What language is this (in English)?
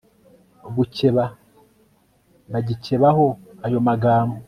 Kinyarwanda